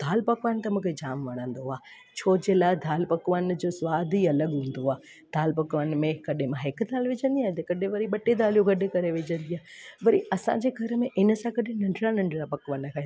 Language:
Sindhi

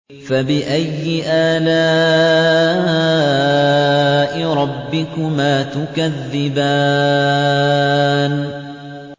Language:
Arabic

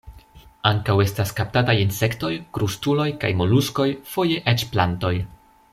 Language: Esperanto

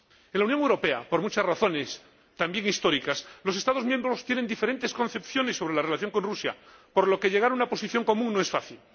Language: Spanish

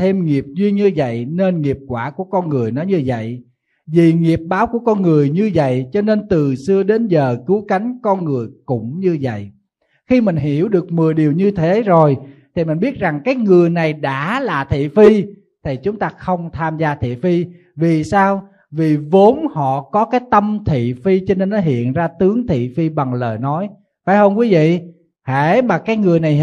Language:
Vietnamese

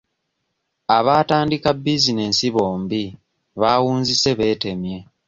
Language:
Ganda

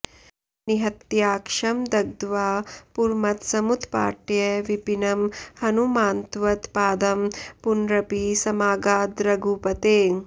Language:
Sanskrit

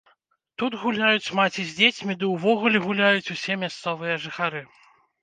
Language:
Belarusian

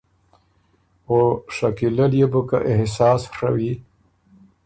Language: Ormuri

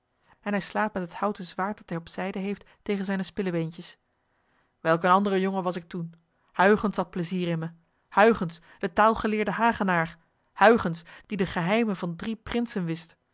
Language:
Dutch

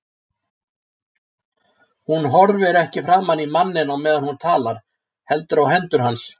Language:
Icelandic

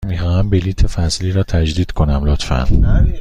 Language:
Persian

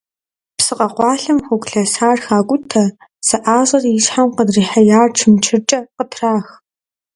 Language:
Kabardian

